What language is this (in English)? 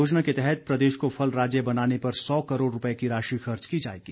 Hindi